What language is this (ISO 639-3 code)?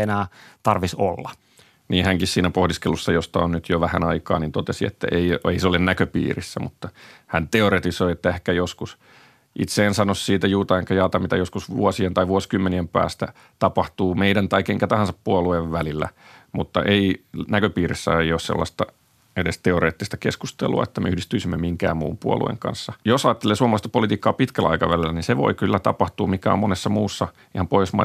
fin